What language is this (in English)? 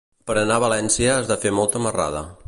Catalan